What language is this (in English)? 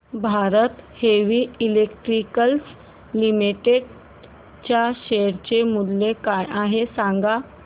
Marathi